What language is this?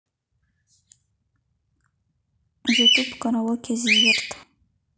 Russian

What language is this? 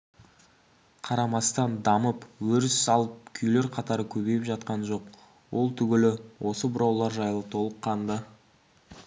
Kazakh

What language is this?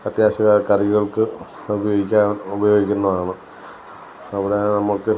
Malayalam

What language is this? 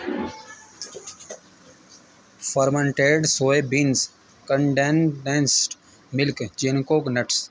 Urdu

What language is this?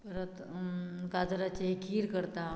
Konkani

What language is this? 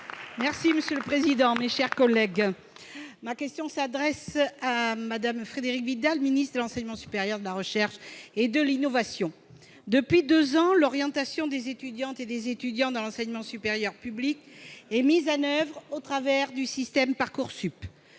French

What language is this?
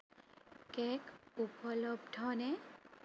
Assamese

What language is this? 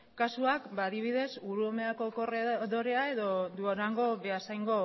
Basque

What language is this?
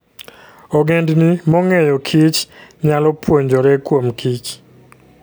Luo (Kenya and Tanzania)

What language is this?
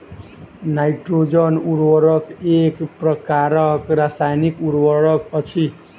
Maithili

